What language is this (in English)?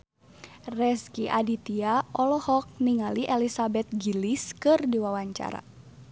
Sundanese